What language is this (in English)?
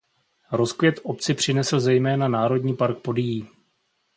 Czech